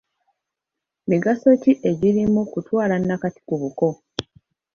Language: Ganda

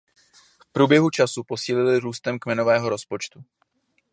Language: Czech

